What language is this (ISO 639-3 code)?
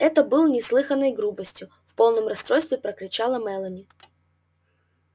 rus